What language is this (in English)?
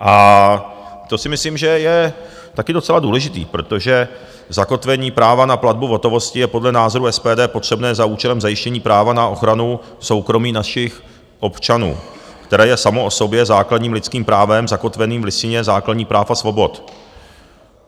Czech